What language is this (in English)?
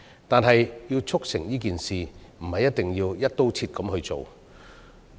Cantonese